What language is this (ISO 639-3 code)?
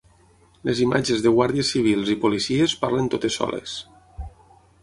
cat